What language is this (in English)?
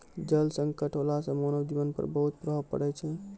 Maithili